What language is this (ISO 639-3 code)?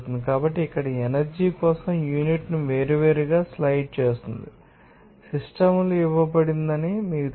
tel